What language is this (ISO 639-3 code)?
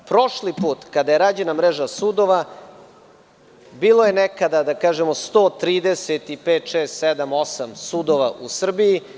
srp